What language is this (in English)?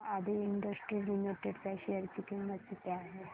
Marathi